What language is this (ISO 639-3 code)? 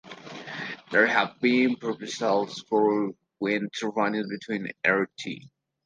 eng